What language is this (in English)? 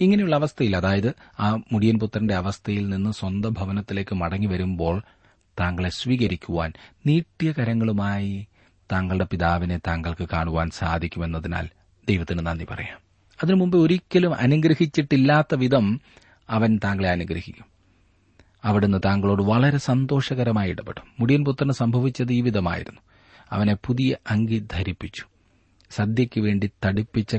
Malayalam